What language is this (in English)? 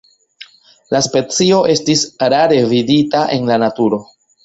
Esperanto